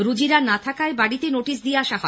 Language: Bangla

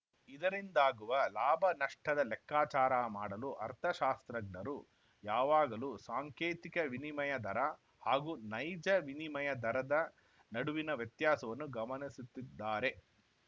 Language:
Kannada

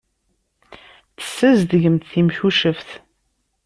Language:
Kabyle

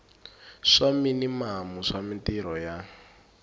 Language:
Tsonga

